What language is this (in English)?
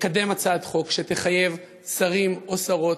Hebrew